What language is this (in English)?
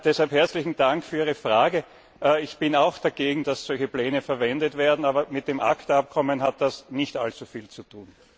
German